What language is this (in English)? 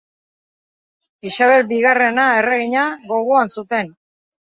Basque